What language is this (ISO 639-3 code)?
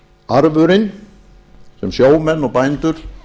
isl